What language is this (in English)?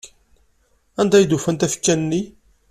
Kabyle